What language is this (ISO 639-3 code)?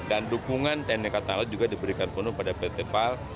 ind